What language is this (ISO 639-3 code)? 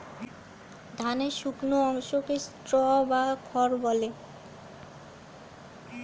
ben